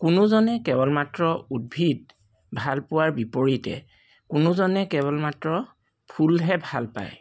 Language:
Assamese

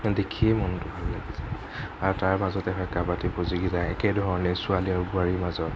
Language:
Assamese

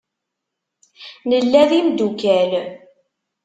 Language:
Kabyle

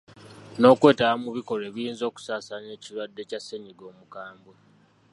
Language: Ganda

